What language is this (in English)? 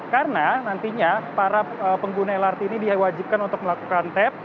Indonesian